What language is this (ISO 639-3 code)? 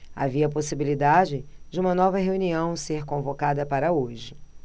por